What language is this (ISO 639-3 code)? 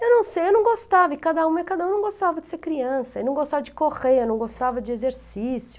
por